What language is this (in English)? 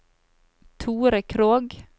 Norwegian